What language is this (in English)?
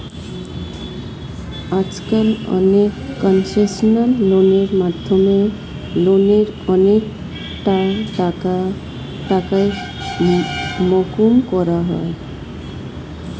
Bangla